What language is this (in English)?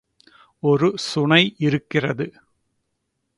Tamil